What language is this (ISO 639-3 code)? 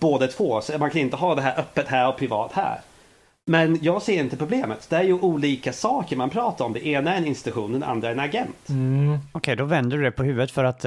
swe